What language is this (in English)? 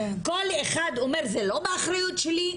Hebrew